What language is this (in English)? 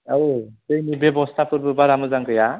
Bodo